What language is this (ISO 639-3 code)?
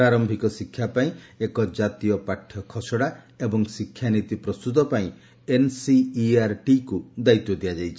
ori